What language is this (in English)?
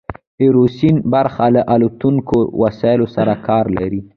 Pashto